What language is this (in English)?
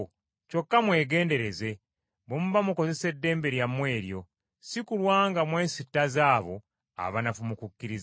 Ganda